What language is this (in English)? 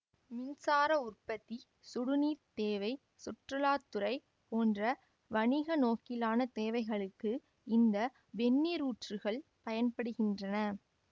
Tamil